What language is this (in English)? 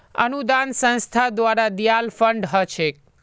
Magahi